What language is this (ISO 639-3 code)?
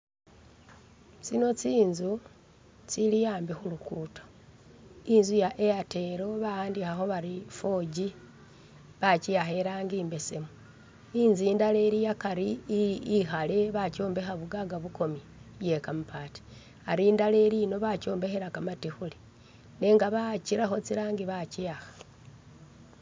myx